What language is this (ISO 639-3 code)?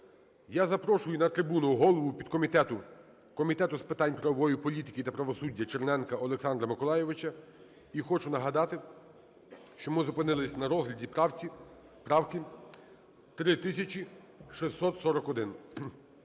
ukr